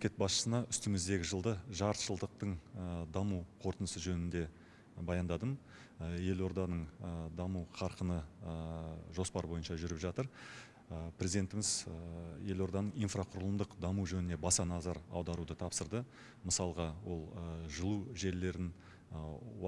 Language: Turkish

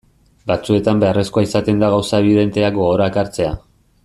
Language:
Basque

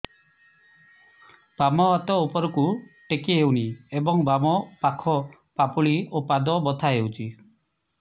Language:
Odia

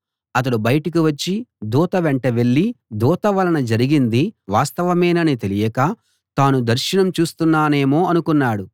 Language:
Telugu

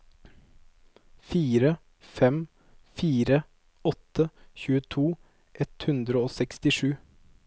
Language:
Norwegian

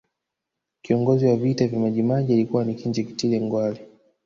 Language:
Swahili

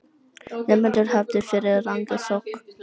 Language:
Icelandic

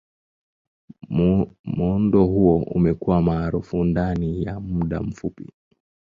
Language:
Swahili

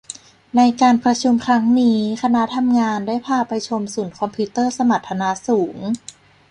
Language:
Thai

